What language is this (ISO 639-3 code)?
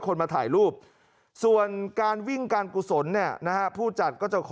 tha